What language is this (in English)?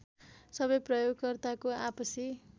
Nepali